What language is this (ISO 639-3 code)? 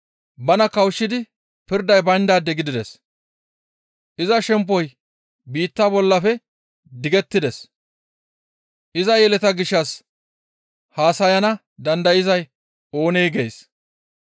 gmv